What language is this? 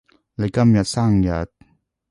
Cantonese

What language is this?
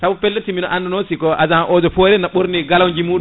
Fula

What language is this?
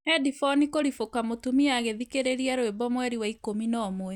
Kikuyu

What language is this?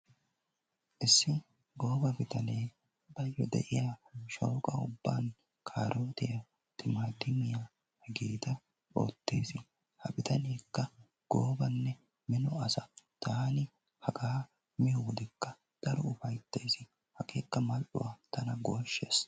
Wolaytta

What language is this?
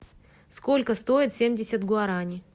Russian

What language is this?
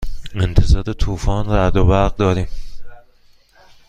Persian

